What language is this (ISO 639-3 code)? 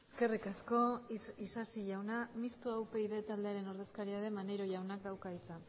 eus